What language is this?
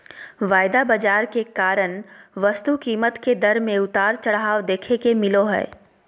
Magahi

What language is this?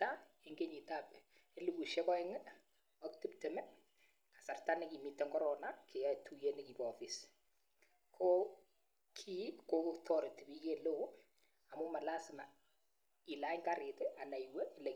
Kalenjin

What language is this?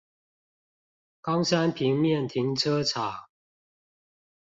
Chinese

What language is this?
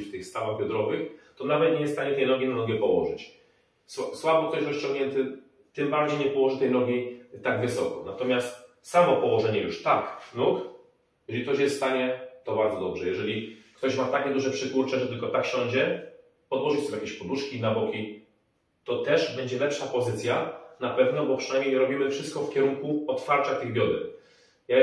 Polish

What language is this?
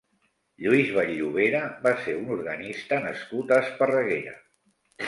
Catalan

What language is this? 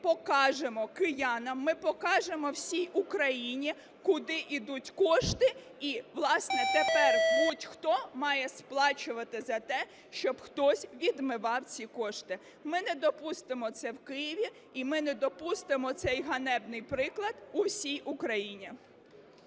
Ukrainian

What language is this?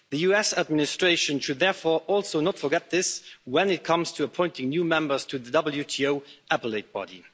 English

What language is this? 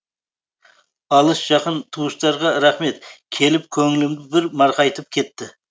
Kazakh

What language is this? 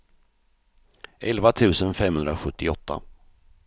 Swedish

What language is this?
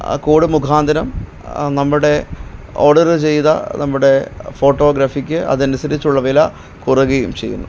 Malayalam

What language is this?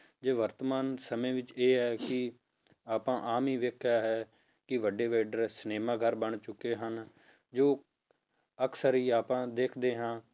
Punjabi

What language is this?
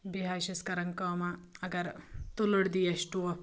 Kashmiri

